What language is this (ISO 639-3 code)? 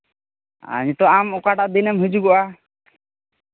sat